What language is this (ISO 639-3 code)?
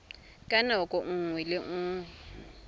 tsn